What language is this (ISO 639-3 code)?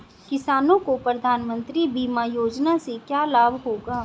hin